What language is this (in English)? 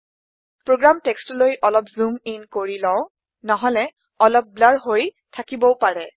Assamese